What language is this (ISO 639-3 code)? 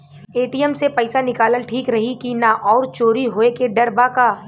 bho